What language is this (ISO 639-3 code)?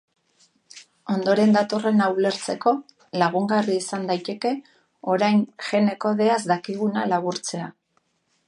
eus